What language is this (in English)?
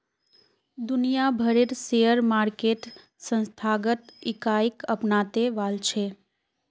Magahi